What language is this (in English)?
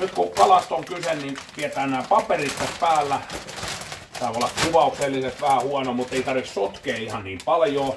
Finnish